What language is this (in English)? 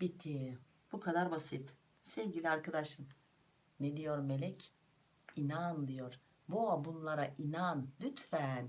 Turkish